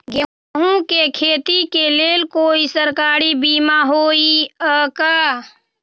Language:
Magahi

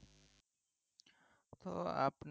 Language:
Bangla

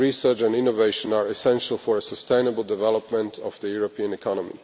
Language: English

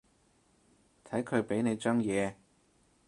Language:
Cantonese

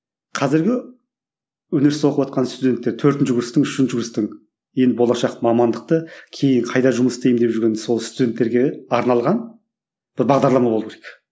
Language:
Kazakh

